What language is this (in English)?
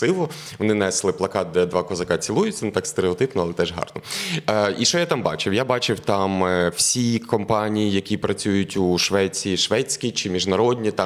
Ukrainian